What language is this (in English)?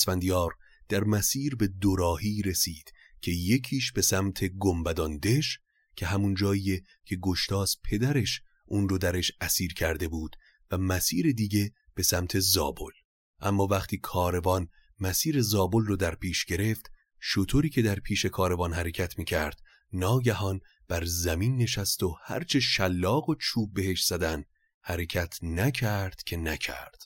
Persian